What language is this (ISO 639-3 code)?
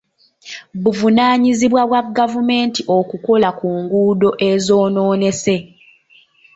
lug